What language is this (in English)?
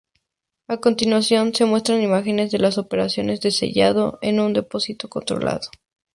Spanish